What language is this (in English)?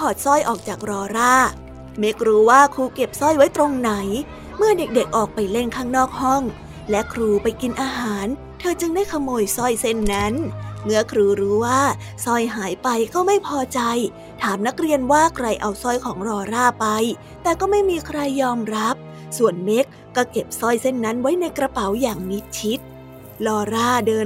Thai